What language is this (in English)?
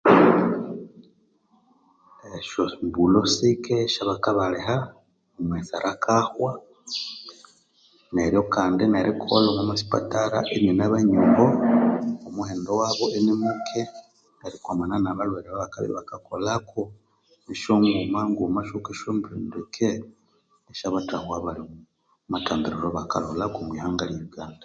Konzo